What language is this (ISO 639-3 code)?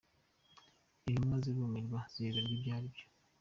kin